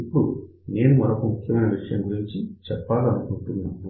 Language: Telugu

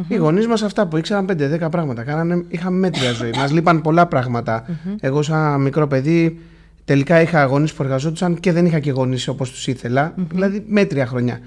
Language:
Greek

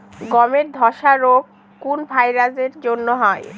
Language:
Bangla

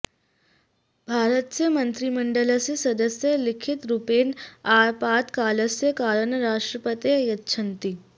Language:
Sanskrit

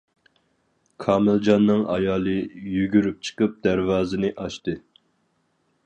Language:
Uyghur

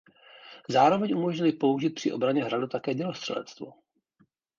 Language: Czech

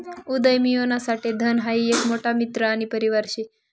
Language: Marathi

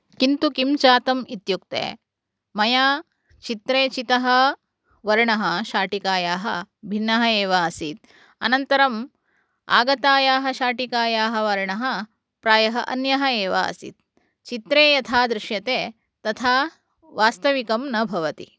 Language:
Sanskrit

